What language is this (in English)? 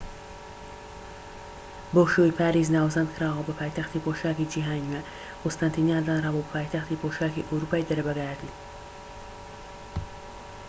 Central Kurdish